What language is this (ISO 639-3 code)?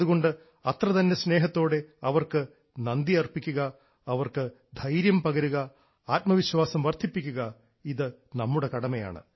mal